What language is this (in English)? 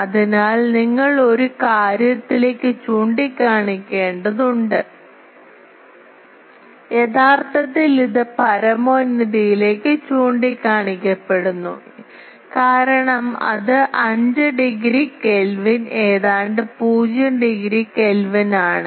Malayalam